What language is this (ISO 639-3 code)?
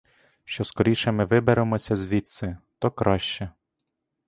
ukr